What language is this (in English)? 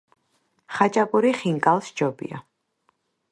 Georgian